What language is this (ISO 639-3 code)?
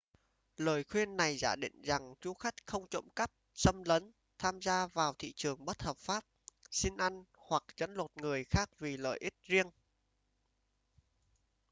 vie